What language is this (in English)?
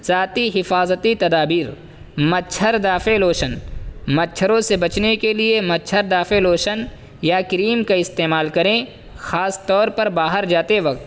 Urdu